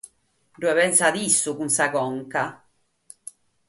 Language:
Sardinian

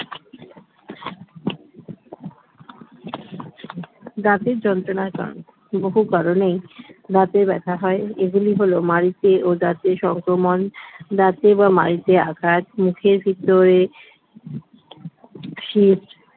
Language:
Bangla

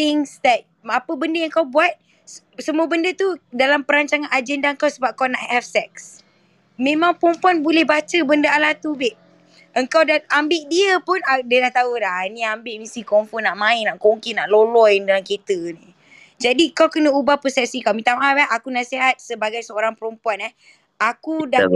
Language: Malay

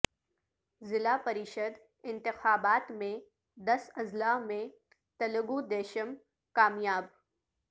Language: Urdu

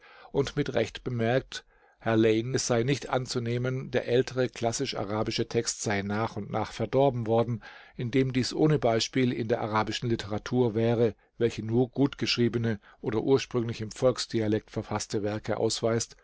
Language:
German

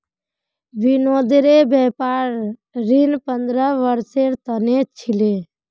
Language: Magahi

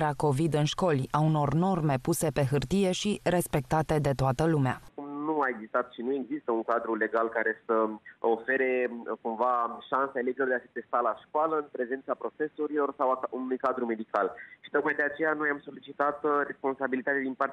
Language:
Romanian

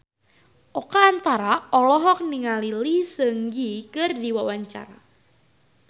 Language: Sundanese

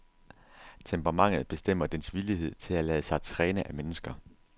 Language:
Danish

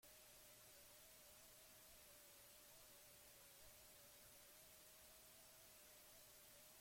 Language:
Basque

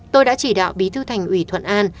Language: Vietnamese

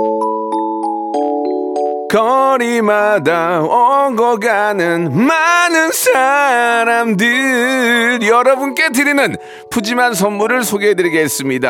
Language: Korean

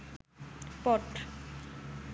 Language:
Bangla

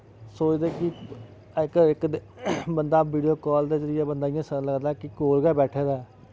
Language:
Dogri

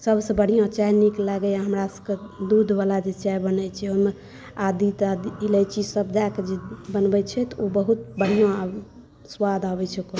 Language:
Maithili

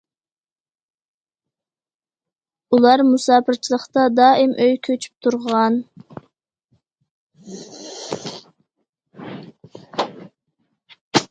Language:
Uyghur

